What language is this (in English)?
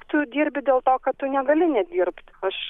Lithuanian